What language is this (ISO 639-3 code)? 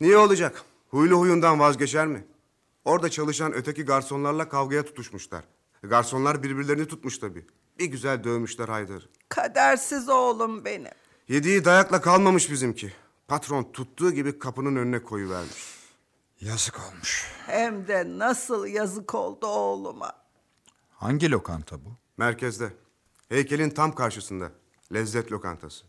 tur